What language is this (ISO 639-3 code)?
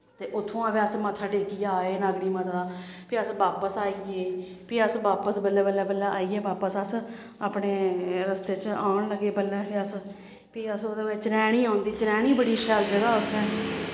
doi